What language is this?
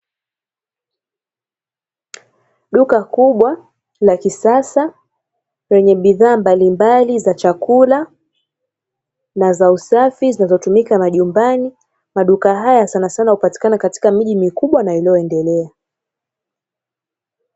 Swahili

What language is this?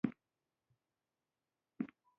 Pashto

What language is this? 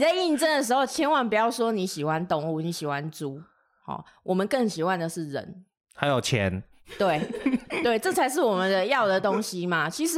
Chinese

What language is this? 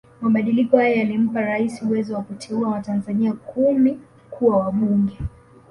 Swahili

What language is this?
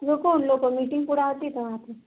Urdu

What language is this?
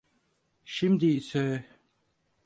Turkish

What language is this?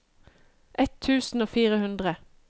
Norwegian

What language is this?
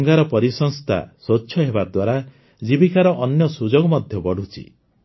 Odia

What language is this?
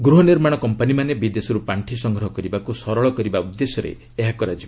Odia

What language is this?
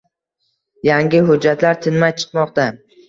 Uzbek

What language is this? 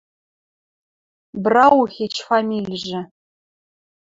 Western Mari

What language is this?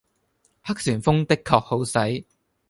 Cantonese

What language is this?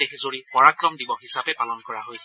Assamese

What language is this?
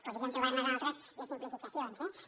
Catalan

